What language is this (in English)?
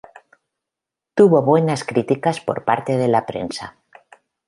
Spanish